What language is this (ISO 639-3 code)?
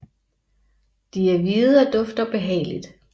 dan